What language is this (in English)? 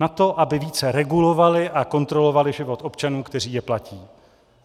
Czech